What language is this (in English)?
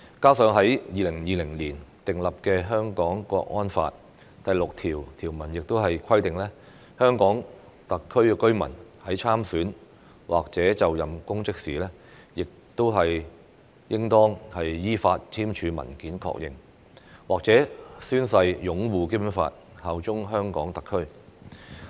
Cantonese